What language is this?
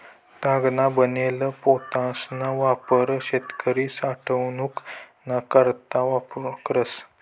Marathi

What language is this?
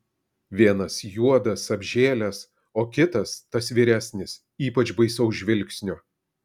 Lithuanian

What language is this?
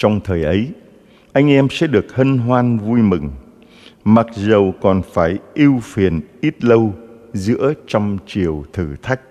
Vietnamese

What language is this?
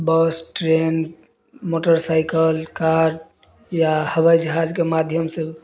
Maithili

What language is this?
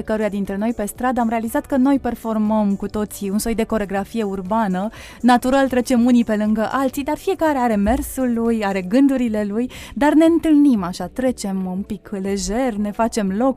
Romanian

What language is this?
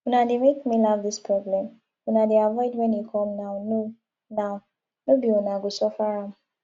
Nigerian Pidgin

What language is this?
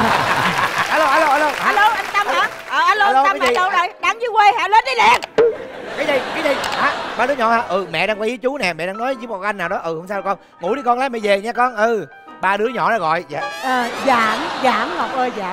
Vietnamese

